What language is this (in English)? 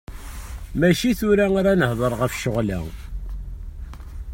Kabyle